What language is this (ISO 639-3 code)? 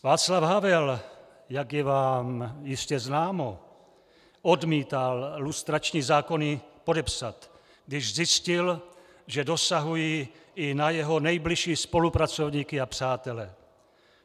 ces